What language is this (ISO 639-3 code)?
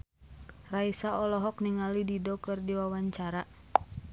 sun